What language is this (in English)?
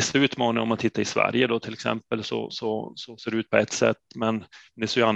Swedish